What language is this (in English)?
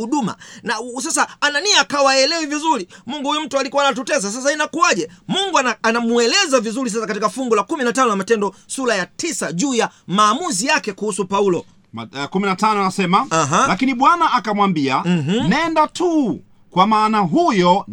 Swahili